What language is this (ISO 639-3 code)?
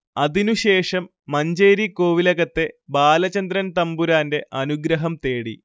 mal